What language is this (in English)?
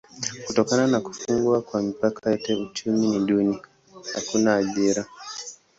Swahili